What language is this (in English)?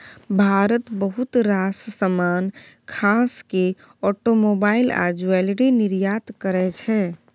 Maithili